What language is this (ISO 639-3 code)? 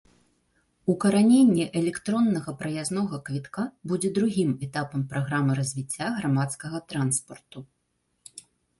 bel